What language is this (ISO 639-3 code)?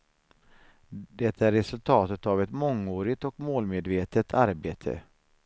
swe